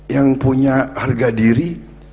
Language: Indonesian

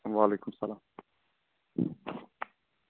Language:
Kashmiri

